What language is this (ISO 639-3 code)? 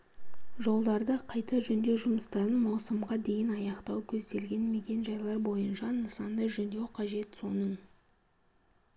kaz